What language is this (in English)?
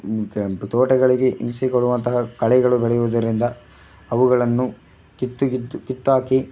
Kannada